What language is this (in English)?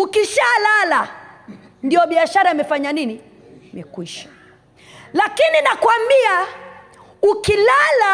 Swahili